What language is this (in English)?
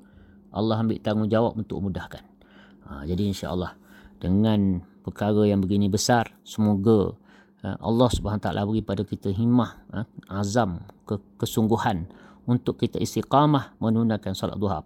Malay